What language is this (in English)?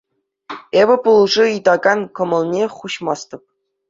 Chuvash